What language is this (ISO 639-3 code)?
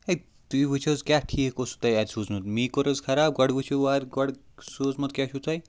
kas